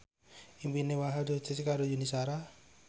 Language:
Javanese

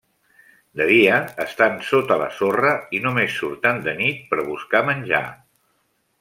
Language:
Catalan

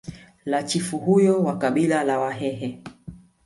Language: Swahili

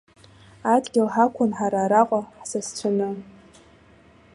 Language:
Abkhazian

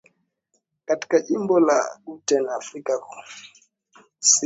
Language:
Swahili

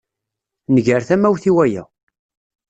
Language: Kabyle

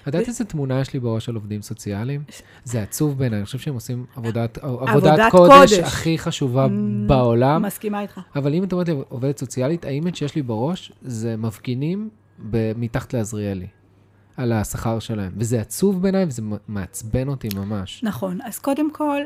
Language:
Hebrew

